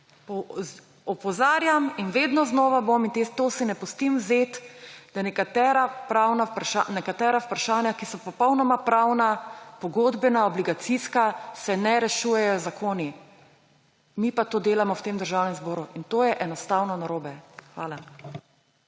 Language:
Slovenian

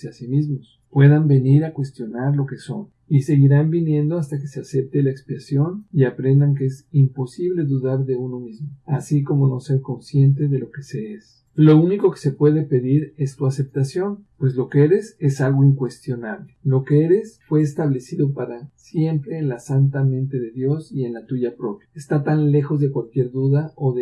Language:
Spanish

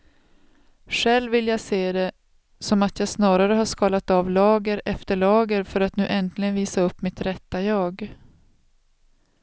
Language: Swedish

